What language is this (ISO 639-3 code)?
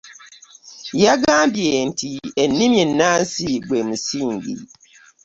lug